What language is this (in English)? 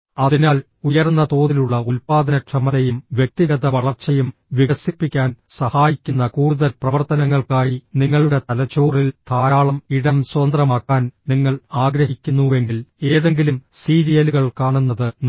Malayalam